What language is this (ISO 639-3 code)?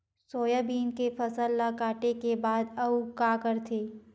hne